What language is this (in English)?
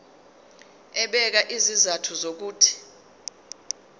Zulu